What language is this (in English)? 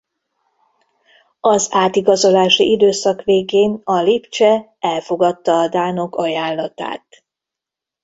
Hungarian